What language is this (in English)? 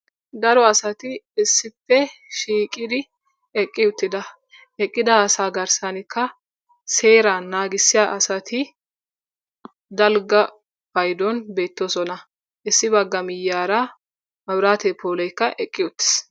Wolaytta